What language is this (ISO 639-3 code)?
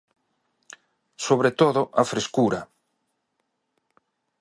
glg